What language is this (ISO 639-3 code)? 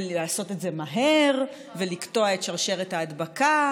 heb